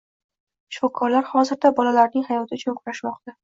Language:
Uzbek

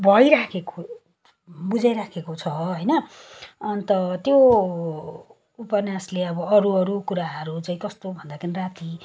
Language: Nepali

